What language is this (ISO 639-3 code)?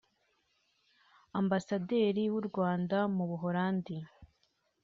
kin